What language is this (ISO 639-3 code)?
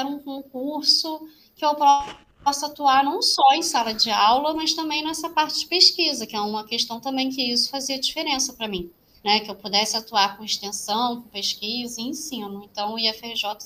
por